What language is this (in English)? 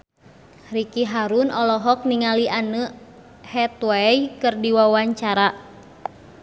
Sundanese